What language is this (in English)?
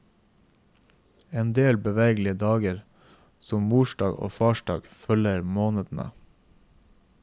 Norwegian